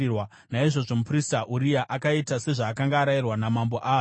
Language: Shona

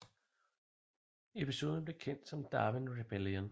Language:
Danish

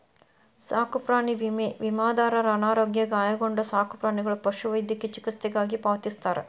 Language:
Kannada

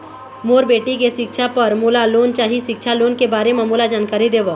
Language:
Chhattisgarhi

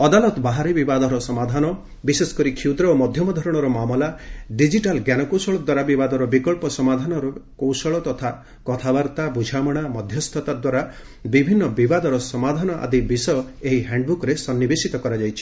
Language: Odia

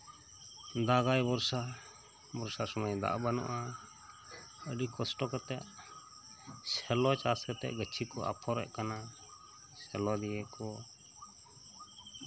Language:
Santali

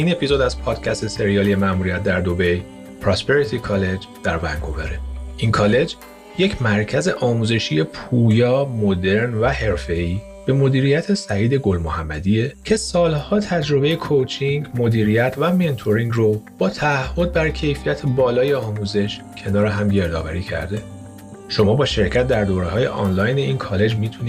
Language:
Persian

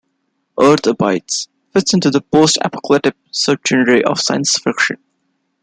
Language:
English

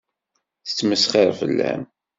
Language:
Kabyle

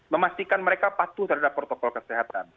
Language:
Indonesian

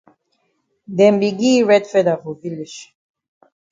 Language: Cameroon Pidgin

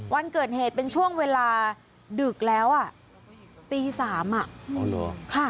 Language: Thai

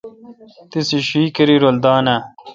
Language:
Kalkoti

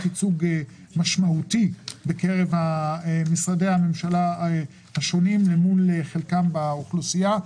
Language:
Hebrew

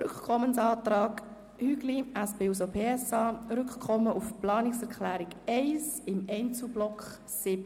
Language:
Swiss German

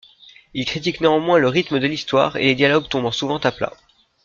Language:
French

